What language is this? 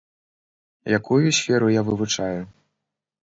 Belarusian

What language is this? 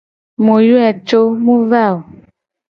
Gen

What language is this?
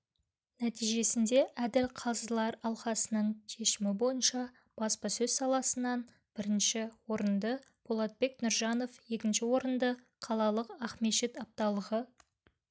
Kazakh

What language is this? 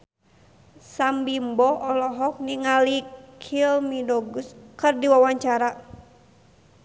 Sundanese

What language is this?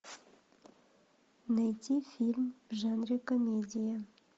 Russian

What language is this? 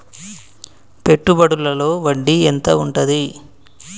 Telugu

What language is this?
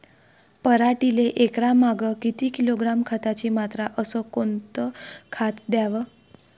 Marathi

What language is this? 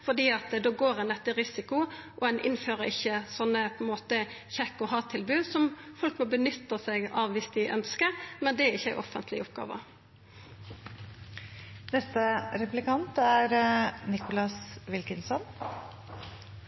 Norwegian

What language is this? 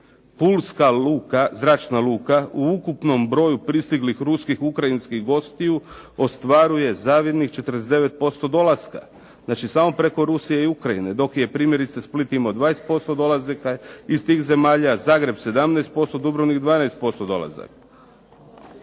Croatian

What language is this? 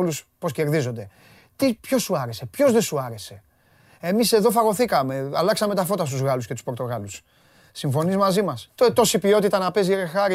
Greek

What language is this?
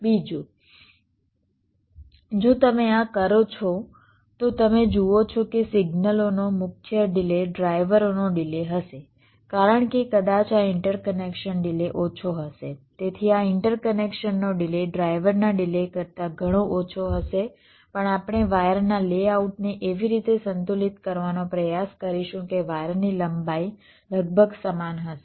Gujarati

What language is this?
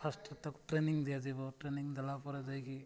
Odia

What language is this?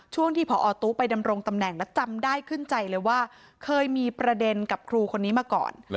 Thai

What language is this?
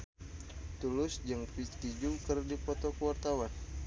Sundanese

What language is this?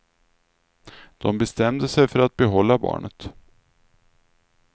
Swedish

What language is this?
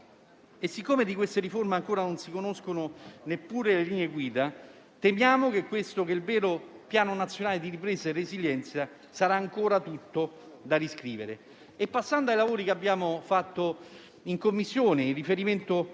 Italian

